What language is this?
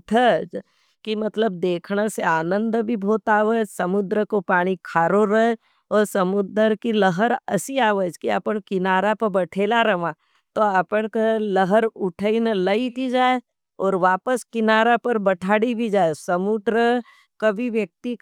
Nimadi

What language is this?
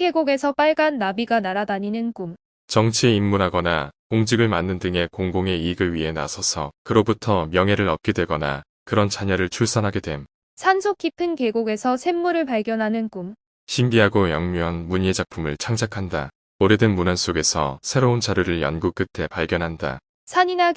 Korean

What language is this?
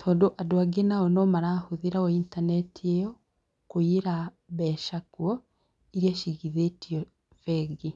Kikuyu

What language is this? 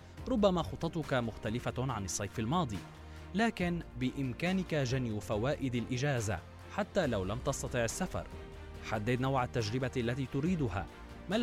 Arabic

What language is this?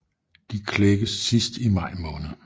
Danish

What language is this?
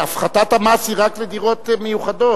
Hebrew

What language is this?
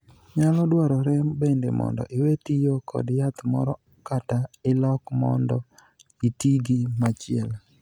Luo (Kenya and Tanzania)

